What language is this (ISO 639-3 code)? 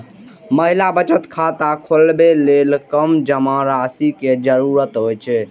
mai